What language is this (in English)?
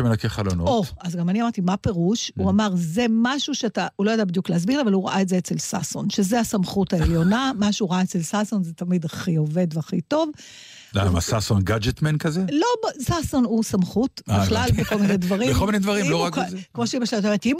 Hebrew